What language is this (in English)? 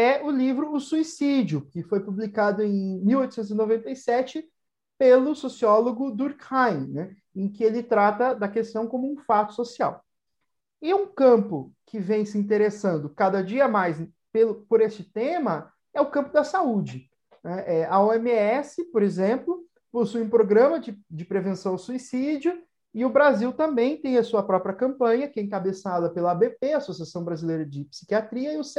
Portuguese